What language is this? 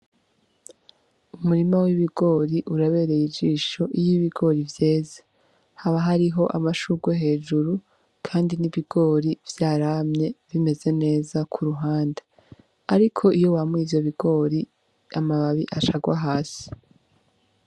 Rundi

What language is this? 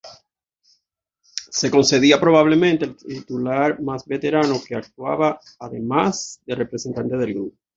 Spanish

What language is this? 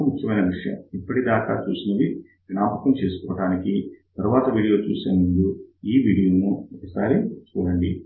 Telugu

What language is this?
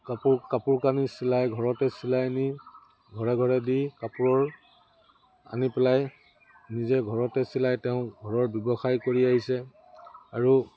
Assamese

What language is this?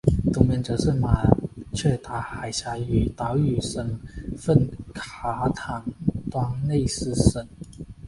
Chinese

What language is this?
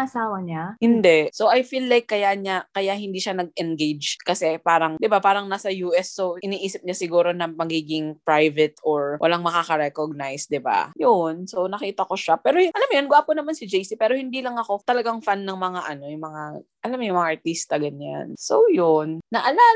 Filipino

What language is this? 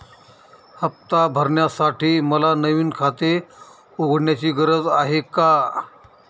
Marathi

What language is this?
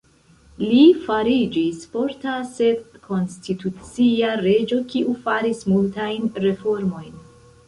Esperanto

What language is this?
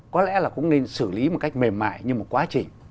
Vietnamese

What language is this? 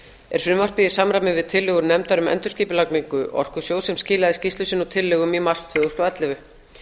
Icelandic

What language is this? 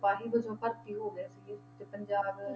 Punjabi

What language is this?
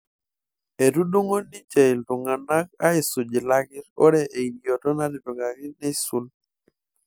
Masai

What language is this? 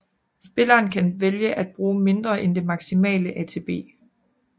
Danish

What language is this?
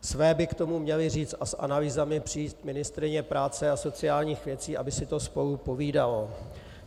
Czech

